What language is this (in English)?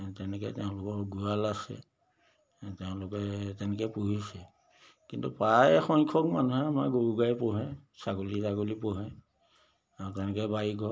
Assamese